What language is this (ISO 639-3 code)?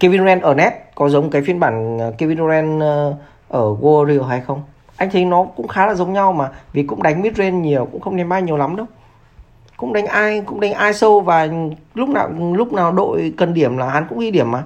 vie